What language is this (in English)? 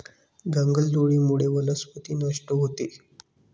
Marathi